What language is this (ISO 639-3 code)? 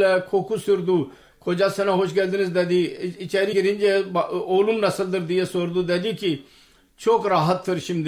tur